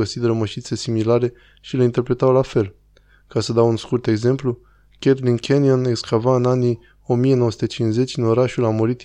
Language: Romanian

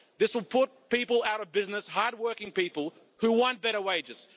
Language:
English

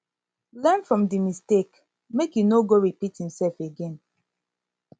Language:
Nigerian Pidgin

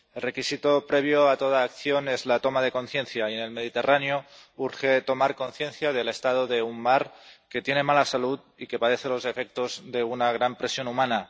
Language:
Spanish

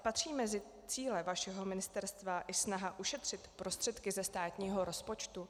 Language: Czech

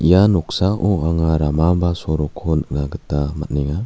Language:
Garo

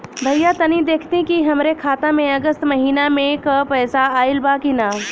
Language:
Bhojpuri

